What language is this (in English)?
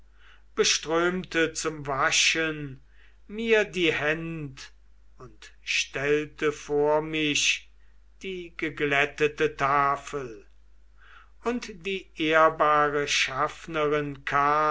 German